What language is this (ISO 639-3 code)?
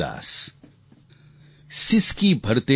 guj